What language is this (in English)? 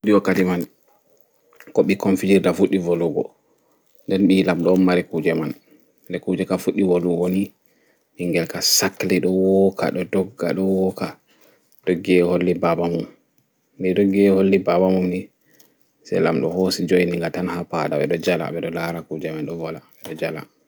Fula